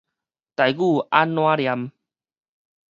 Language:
Min Nan Chinese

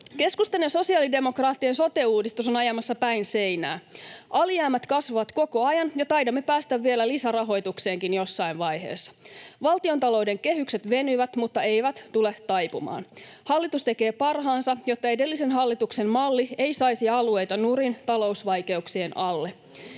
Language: Finnish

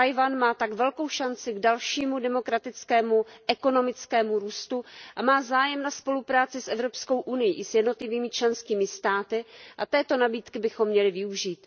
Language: Czech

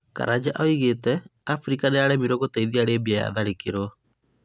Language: Kikuyu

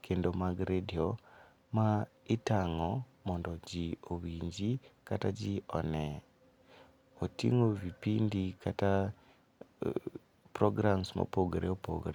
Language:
Luo (Kenya and Tanzania)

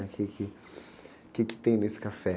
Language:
Portuguese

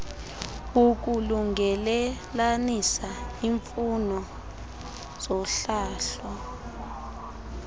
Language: Xhosa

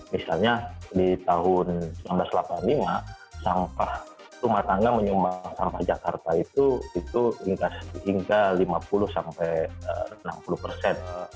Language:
Indonesian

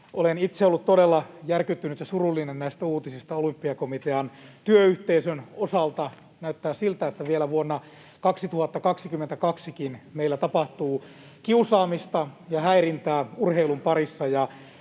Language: Finnish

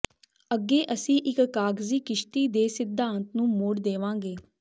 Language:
Punjabi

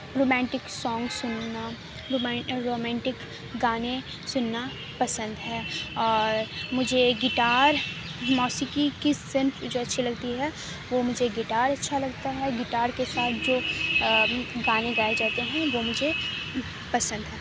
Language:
Urdu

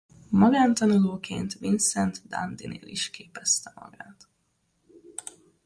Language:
Hungarian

